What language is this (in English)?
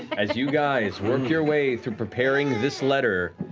English